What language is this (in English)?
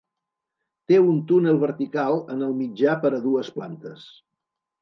Catalan